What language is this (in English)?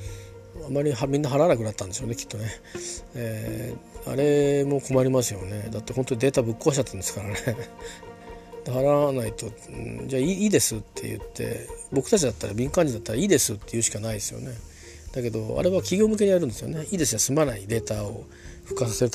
Japanese